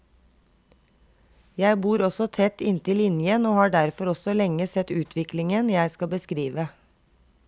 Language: Norwegian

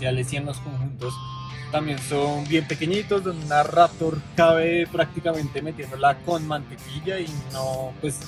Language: Spanish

